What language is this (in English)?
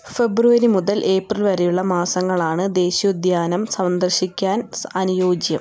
Malayalam